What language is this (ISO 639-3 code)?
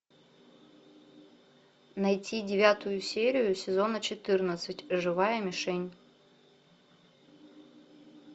rus